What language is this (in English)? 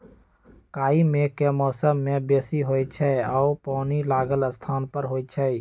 Magahi